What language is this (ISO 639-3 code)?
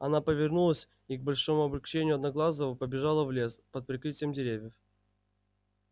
rus